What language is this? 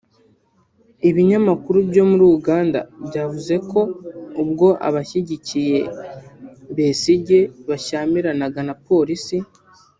Kinyarwanda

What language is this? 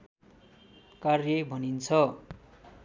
Nepali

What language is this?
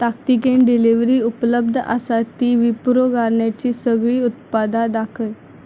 Konkani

